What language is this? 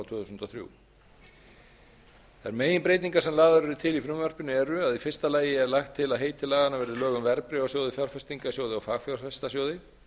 Icelandic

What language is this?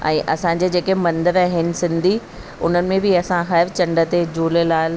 Sindhi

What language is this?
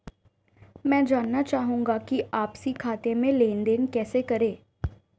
Hindi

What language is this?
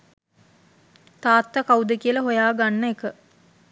Sinhala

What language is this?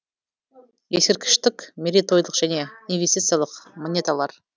Kazakh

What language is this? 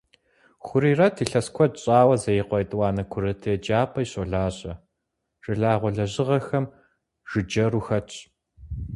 Kabardian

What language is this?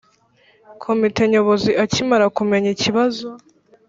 Kinyarwanda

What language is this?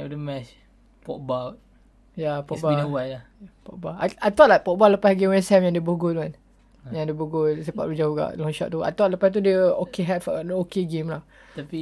Malay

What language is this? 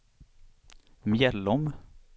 Swedish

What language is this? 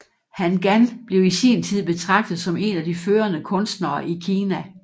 Danish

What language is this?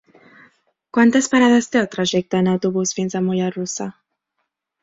Catalan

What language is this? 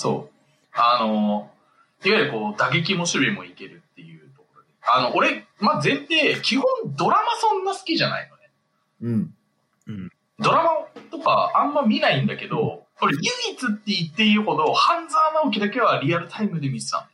Japanese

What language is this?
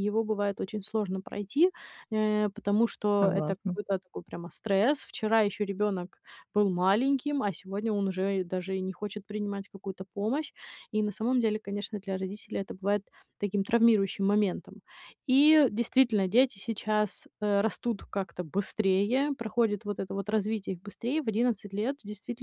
Russian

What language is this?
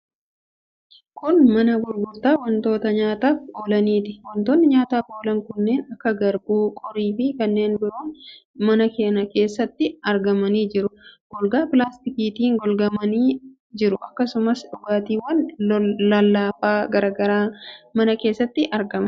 Oromo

